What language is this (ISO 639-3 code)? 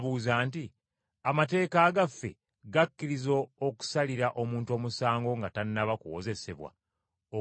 lug